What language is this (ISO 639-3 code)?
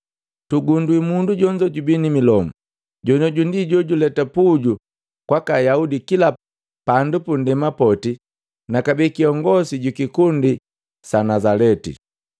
mgv